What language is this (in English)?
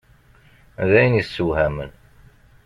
Kabyle